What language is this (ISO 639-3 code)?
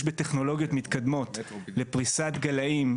heb